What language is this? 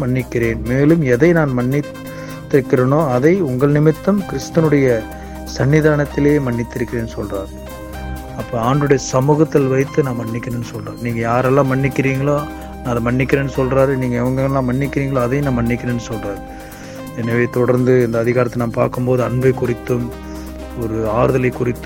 Tamil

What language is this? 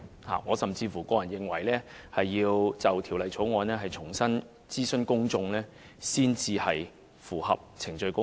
Cantonese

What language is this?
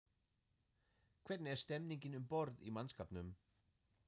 Icelandic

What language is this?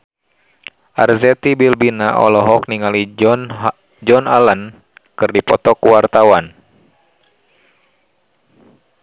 Sundanese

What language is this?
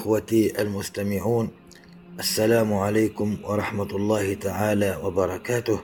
Arabic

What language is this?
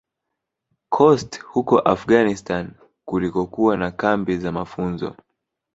Swahili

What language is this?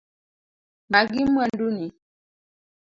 Luo (Kenya and Tanzania)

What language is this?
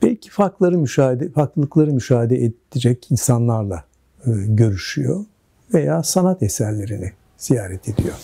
Turkish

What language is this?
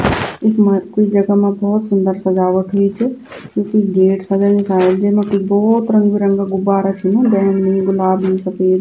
Garhwali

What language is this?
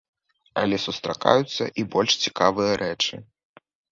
Belarusian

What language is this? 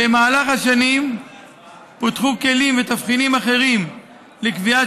Hebrew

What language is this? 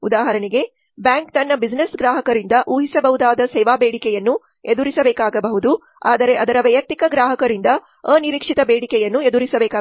Kannada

